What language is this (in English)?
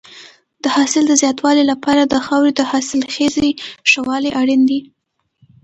Pashto